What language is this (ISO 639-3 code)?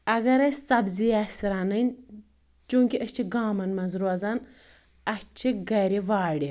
kas